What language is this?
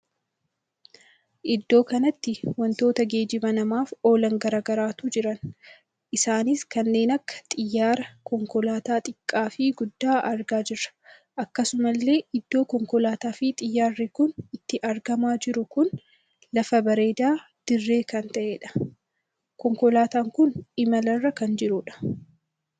Oromo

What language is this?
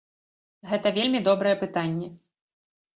Belarusian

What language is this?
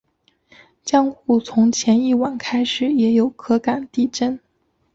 Chinese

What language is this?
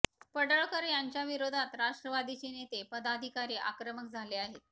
Marathi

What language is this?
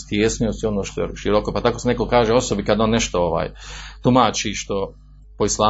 Croatian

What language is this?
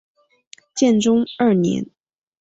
Chinese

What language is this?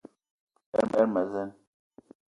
Eton (Cameroon)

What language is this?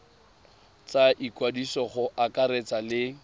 Tswana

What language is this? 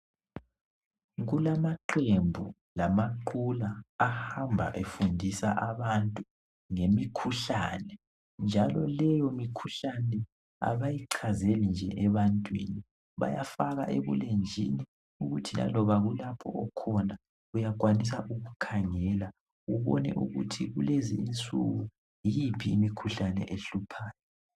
North Ndebele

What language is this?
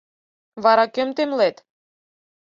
Mari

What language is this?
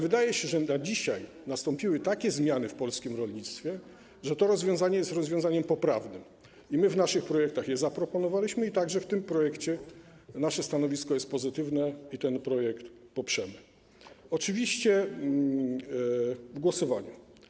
Polish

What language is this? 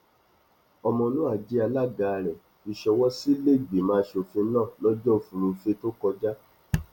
Yoruba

